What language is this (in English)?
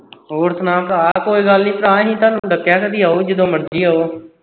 Punjabi